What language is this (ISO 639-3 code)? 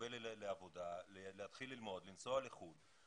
heb